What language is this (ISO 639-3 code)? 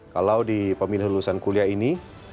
ind